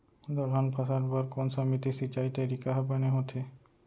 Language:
Chhattisgarhi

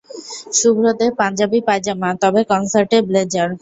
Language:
Bangla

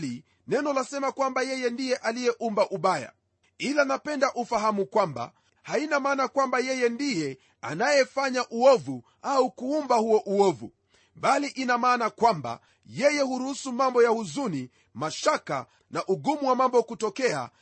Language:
Swahili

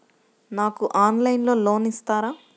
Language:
Telugu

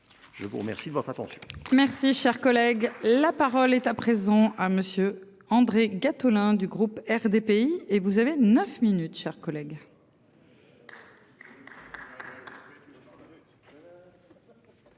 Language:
French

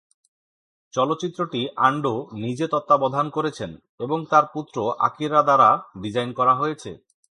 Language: Bangla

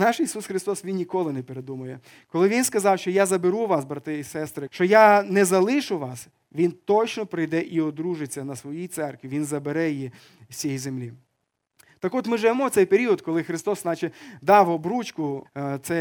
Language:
Ukrainian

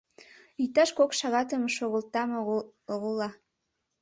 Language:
Mari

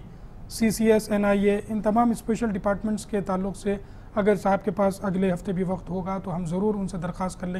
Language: Hindi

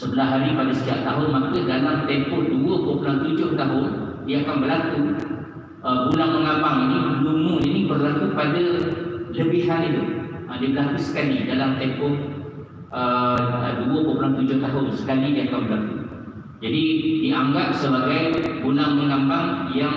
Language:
Malay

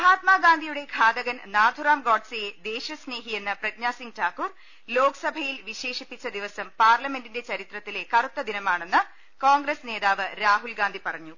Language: Malayalam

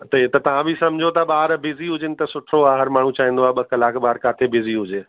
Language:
Sindhi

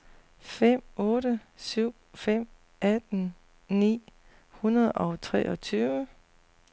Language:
Danish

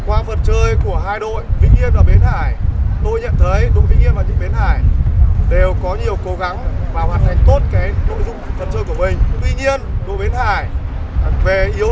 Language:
Vietnamese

